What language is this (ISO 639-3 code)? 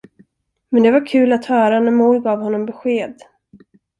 swe